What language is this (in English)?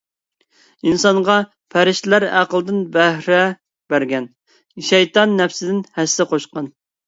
Uyghur